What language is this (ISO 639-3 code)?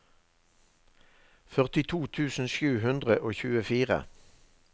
nor